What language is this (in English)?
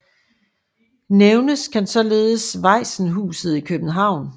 Danish